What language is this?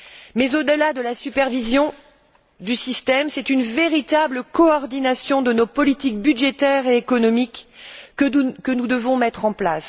French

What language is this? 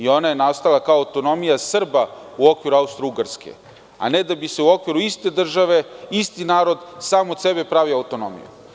Serbian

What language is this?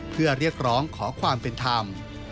Thai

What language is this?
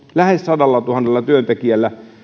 Finnish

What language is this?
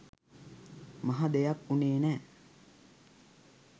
Sinhala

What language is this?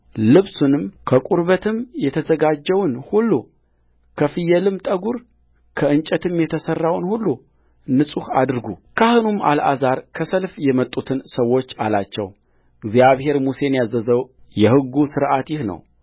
Amharic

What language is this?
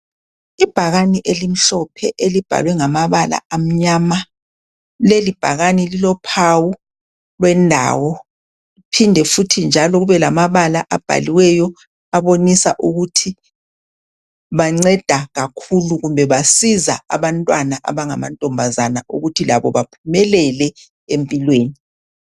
North Ndebele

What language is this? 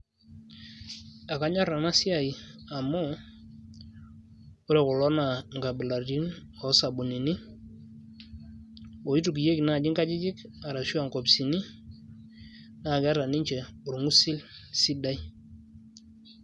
Masai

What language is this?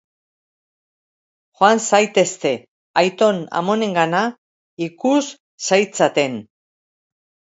Basque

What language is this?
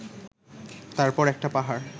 Bangla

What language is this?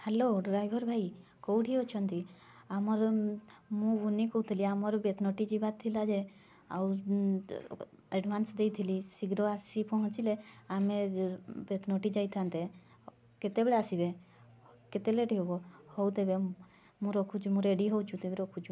Odia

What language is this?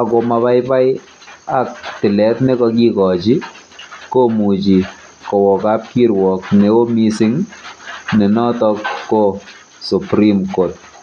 Kalenjin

